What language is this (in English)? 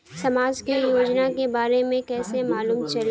Bhojpuri